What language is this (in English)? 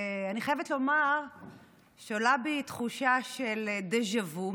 Hebrew